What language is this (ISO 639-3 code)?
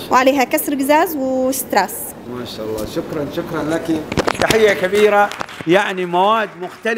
ara